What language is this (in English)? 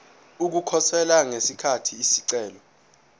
Zulu